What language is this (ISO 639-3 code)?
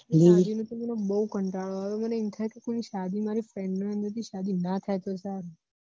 guj